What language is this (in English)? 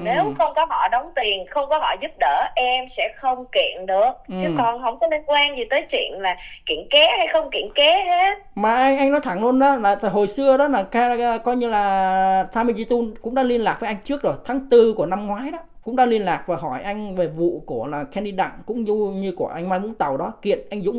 Vietnamese